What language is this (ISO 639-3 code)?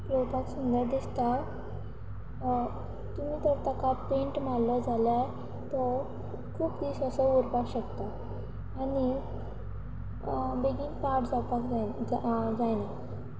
kok